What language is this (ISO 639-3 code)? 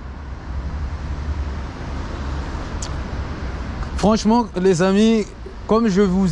fra